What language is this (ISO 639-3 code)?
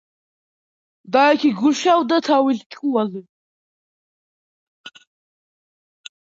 kat